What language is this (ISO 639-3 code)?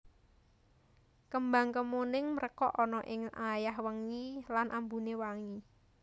jav